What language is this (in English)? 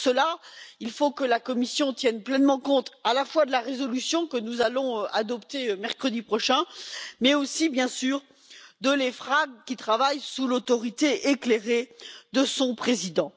French